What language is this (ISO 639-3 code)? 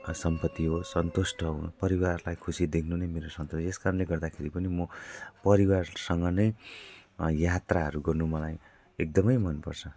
nep